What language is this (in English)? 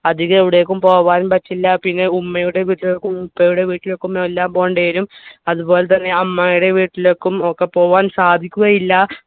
Malayalam